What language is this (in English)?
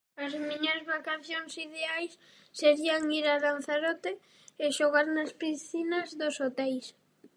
Galician